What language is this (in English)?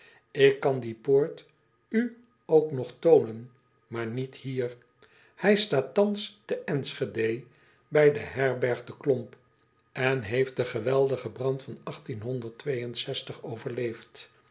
Dutch